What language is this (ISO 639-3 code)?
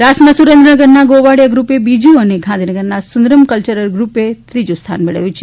guj